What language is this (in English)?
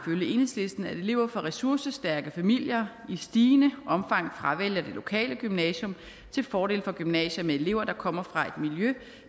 Danish